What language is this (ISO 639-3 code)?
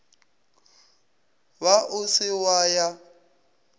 nso